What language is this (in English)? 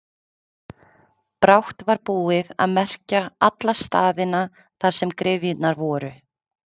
Icelandic